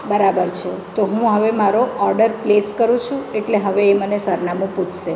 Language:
Gujarati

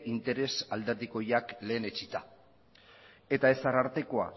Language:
Basque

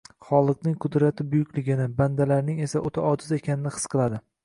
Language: Uzbek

